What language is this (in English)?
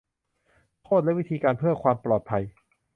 Thai